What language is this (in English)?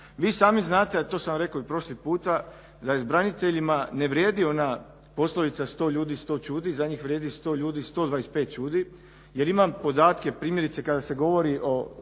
Croatian